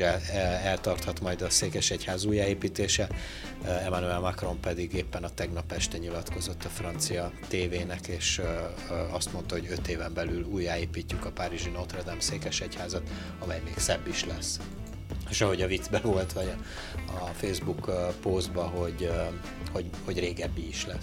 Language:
Hungarian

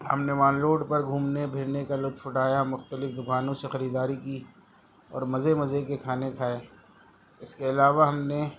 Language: Urdu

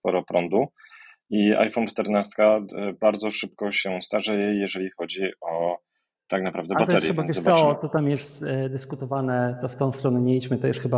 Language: Polish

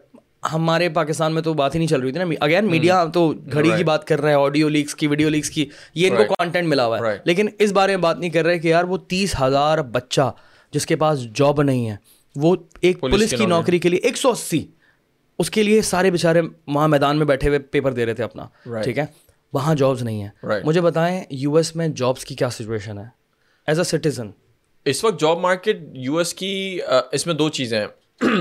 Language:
Urdu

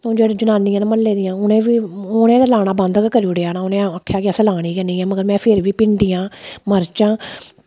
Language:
Dogri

